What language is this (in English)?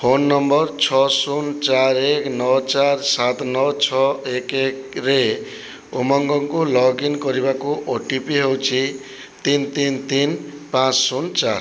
Odia